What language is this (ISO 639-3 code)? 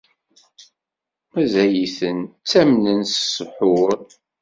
kab